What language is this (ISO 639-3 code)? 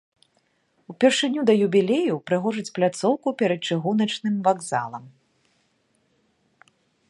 bel